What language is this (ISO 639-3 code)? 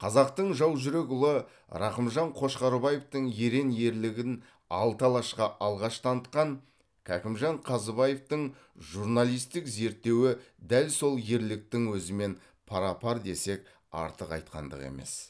kaz